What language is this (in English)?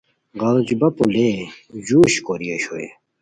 Khowar